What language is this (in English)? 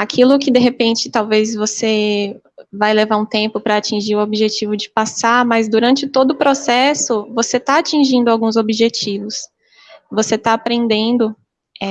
Portuguese